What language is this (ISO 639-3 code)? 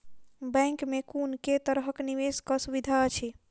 mai